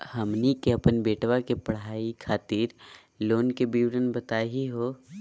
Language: Magahi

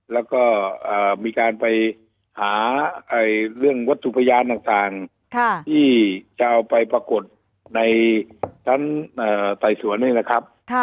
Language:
Thai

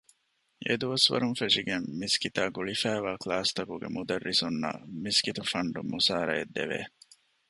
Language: Divehi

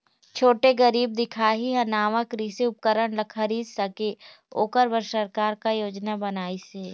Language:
Chhattisgarhi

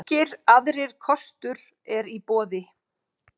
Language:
Icelandic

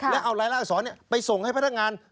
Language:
Thai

